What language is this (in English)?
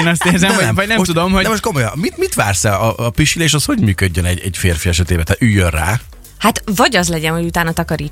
Hungarian